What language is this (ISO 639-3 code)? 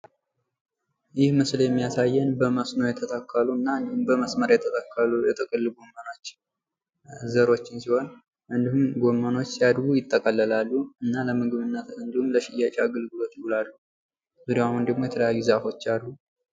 amh